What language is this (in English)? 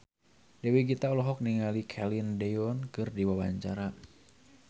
Sundanese